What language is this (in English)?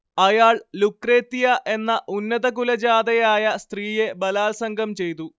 Malayalam